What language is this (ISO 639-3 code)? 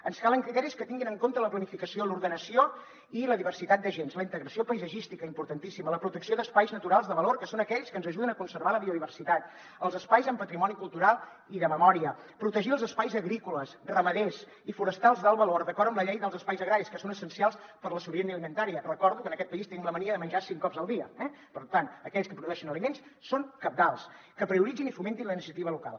cat